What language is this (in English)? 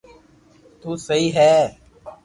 Loarki